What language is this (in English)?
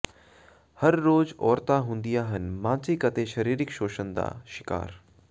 Punjabi